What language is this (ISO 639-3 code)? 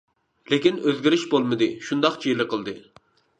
uig